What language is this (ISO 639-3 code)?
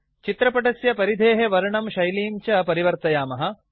san